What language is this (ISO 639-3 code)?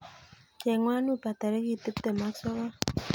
kln